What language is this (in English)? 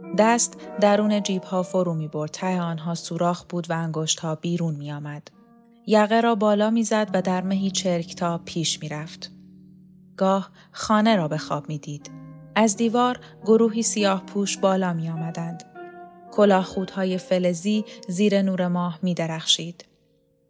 Persian